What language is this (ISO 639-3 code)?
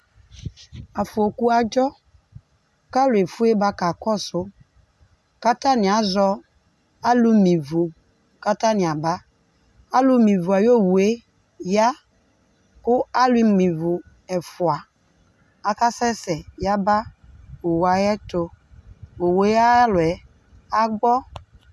kpo